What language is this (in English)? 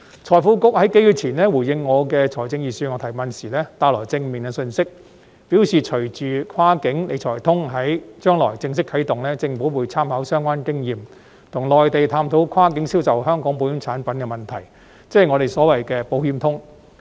Cantonese